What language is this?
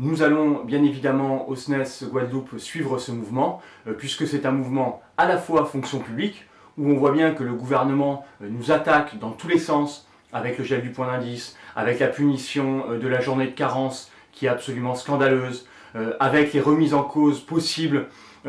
French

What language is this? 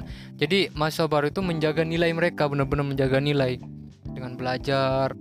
Indonesian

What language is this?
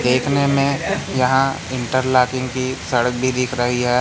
Hindi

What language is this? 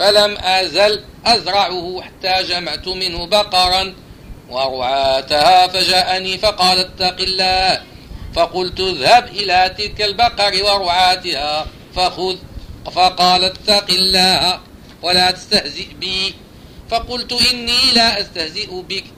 Arabic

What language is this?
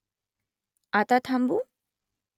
Marathi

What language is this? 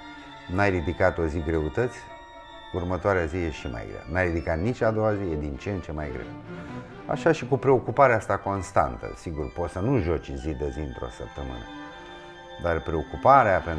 Romanian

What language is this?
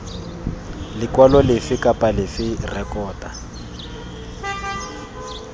Tswana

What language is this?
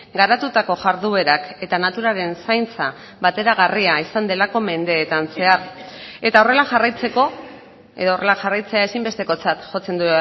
Basque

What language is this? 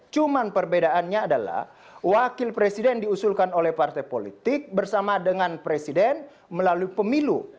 Indonesian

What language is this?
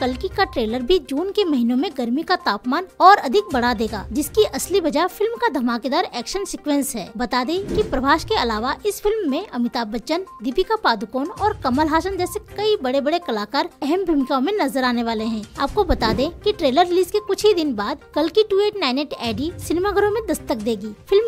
Hindi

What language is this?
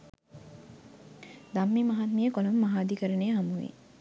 Sinhala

